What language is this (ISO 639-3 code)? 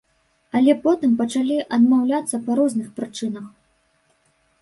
bel